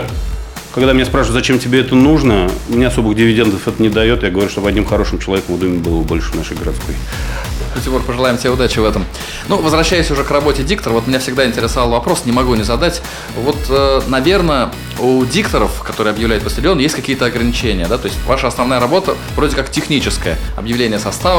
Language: Russian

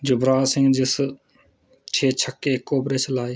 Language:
Dogri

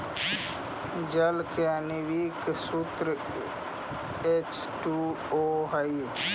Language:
Magahi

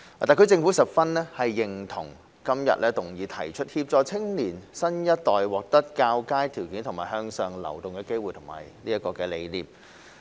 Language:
Cantonese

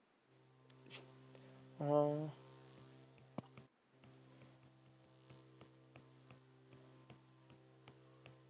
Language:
Punjabi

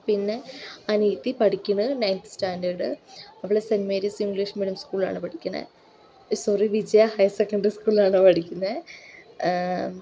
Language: Malayalam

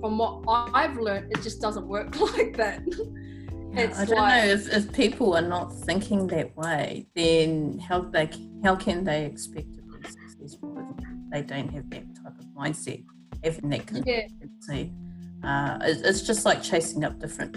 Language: English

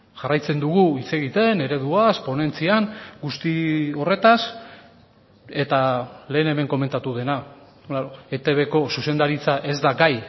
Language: Basque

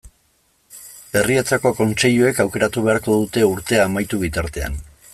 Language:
Basque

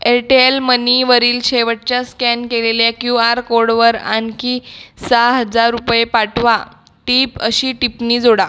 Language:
Marathi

